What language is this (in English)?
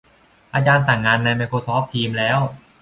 Thai